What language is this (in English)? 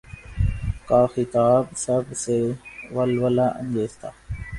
Urdu